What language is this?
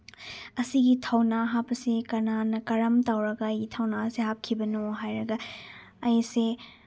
Manipuri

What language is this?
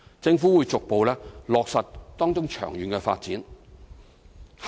Cantonese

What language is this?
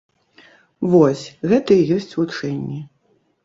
Belarusian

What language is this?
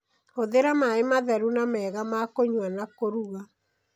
Kikuyu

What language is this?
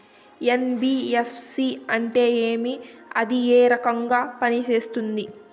Telugu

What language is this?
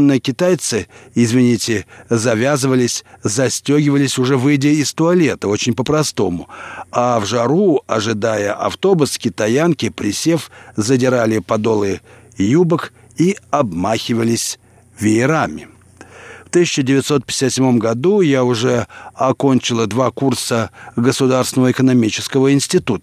Russian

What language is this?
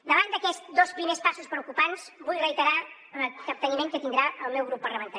Catalan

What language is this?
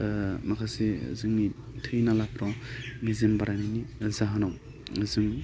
Bodo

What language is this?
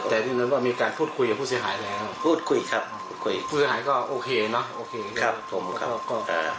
Thai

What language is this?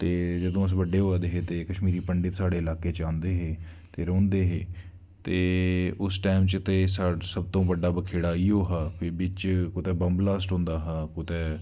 Dogri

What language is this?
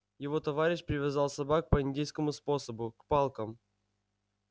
Russian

